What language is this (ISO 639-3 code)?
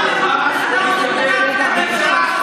heb